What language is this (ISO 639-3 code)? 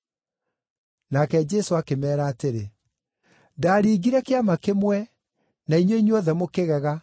kik